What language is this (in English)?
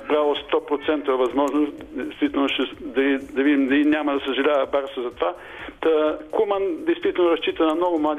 Bulgarian